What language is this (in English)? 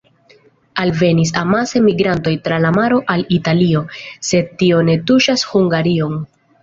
Esperanto